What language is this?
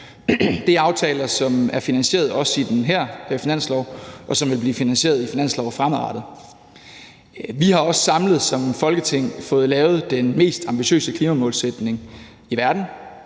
Danish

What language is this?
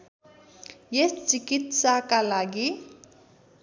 Nepali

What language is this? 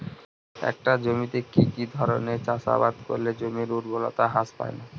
Bangla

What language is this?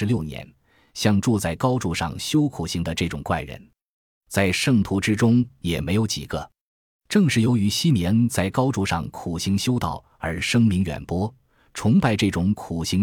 Chinese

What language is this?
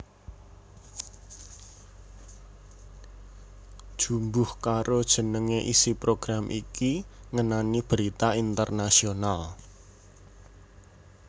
Javanese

